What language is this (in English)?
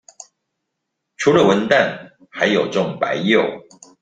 Chinese